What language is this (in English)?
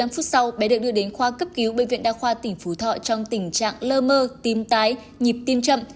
Vietnamese